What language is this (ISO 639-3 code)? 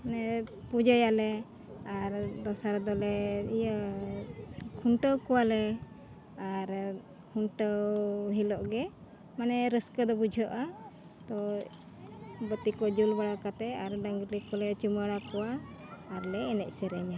sat